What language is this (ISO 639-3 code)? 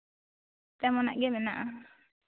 sat